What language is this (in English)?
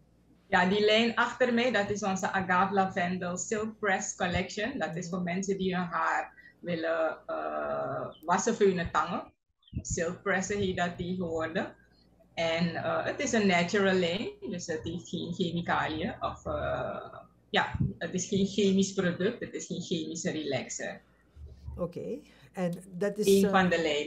Dutch